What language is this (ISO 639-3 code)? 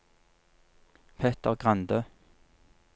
nor